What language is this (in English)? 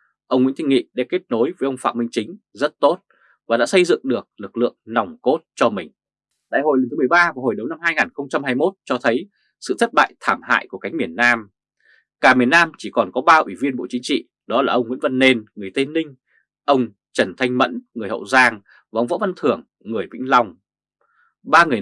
Vietnamese